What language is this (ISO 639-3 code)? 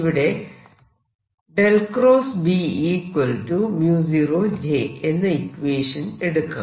mal